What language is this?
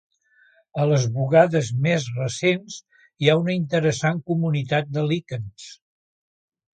Catalan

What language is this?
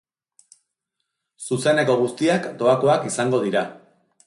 Basque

